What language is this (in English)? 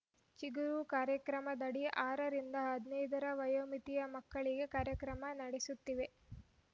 Kannada